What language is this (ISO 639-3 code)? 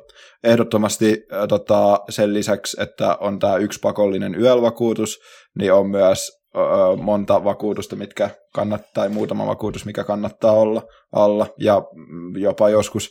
fin